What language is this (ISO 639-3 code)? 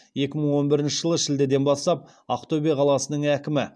kaz